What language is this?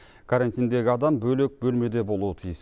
Kazakh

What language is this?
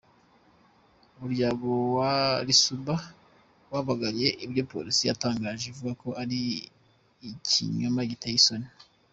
Kinyarwanda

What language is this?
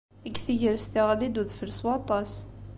Kabyle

